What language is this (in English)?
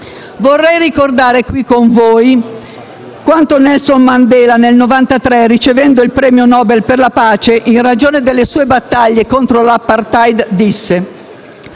Italian